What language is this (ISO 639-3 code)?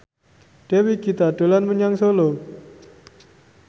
jav